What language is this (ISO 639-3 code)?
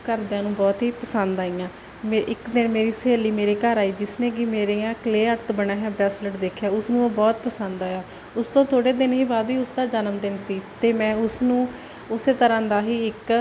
pan